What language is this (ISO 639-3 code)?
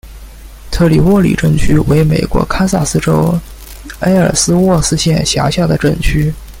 zho